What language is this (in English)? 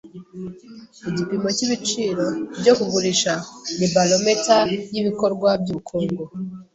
Kinyarwanda